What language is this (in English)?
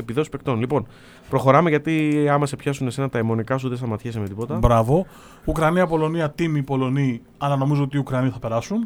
Greek